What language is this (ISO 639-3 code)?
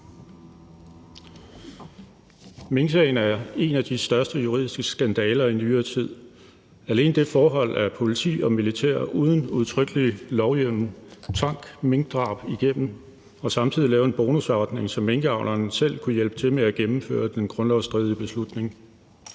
dan